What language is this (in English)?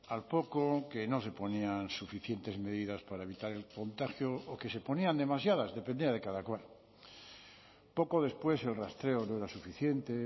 Spanish